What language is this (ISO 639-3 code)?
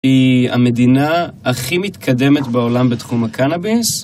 heb